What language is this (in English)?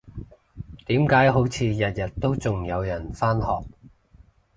Cantonese